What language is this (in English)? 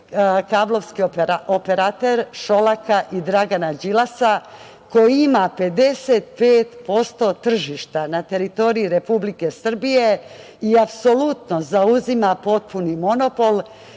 Serbian